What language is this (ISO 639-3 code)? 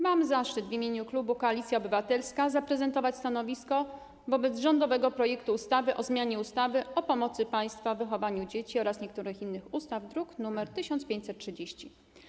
pol